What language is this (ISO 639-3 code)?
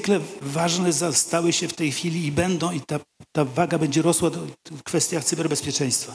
pol